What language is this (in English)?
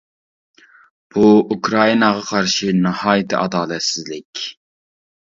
Uyghur